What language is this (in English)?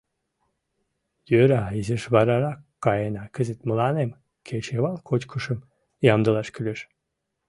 Mari